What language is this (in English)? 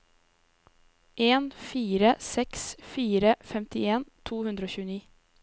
Norwegian